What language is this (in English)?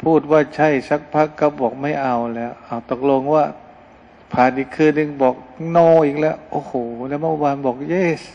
Thai